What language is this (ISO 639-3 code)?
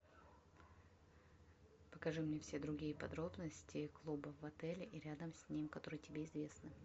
rus